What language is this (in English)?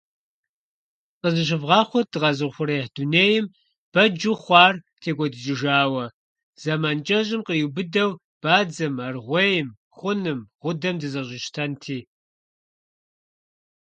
Kabardian